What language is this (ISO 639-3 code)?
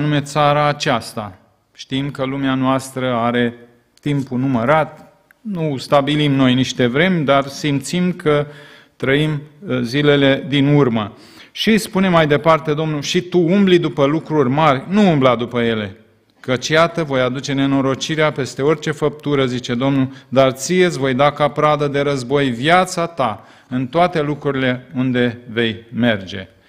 ron